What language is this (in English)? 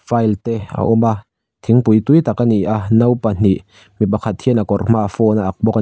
Mizo